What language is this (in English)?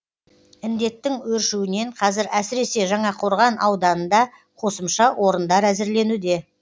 Kazakh